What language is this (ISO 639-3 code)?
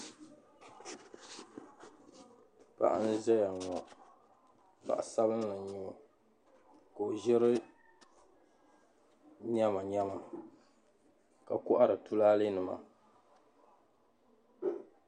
dag